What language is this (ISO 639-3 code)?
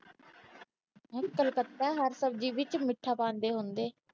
pan